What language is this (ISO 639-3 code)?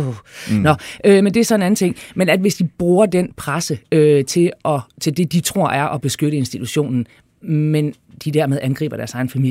dan